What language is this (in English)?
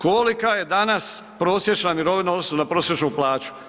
Croatian